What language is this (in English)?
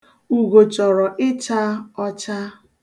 Igbo